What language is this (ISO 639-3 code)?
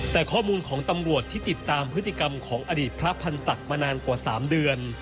tha